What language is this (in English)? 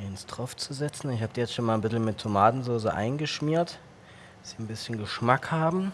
German